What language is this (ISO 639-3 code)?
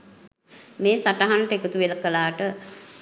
sin